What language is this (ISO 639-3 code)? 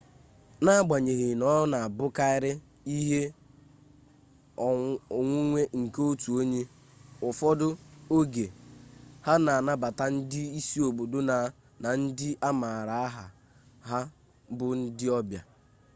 ibo